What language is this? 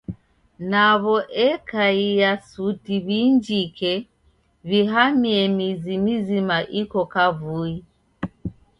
Taita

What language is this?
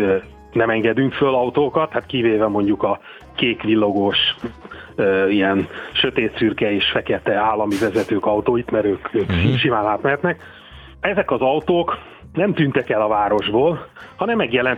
Hungarian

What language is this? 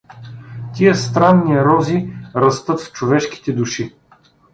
Bulgarian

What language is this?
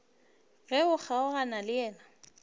Northern Sotho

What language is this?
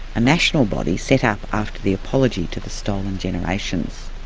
English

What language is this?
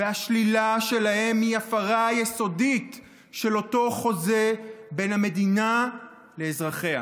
Hebrew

